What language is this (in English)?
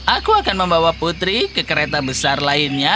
Indonesian